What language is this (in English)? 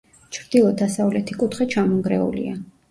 Georgian